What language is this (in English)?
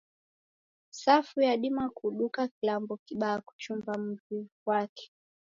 Taita